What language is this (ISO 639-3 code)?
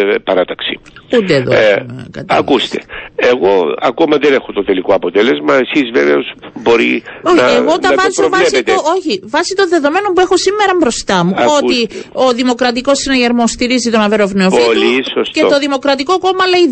ell